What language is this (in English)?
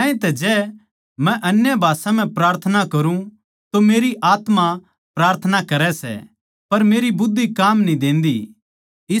Haryanvi